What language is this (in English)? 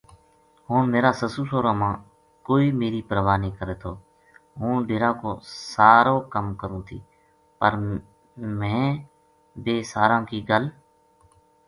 Gujari